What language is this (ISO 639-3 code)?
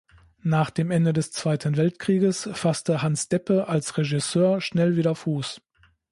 deu